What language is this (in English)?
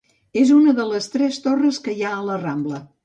Catalan